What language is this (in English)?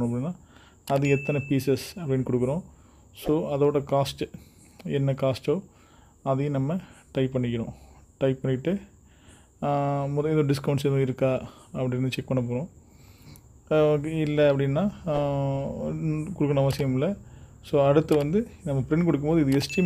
Romanian